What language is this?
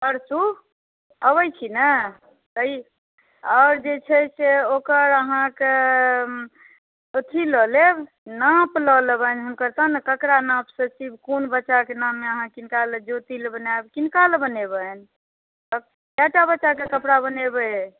Maithili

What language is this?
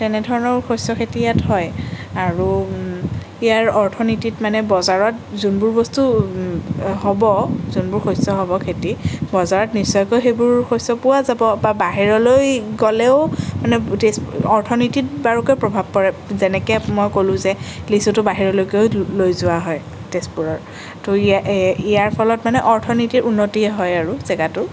Assamese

